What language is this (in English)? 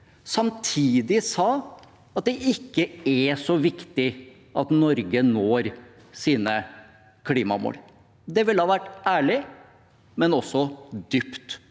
Norwegian